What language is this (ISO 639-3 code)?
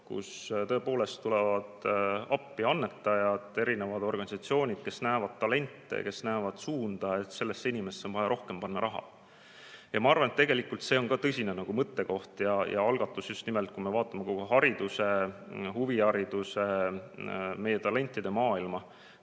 est